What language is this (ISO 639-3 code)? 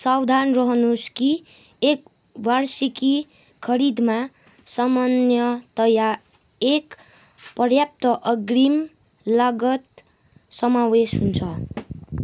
nep